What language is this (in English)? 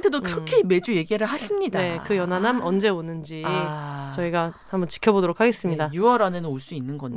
Korean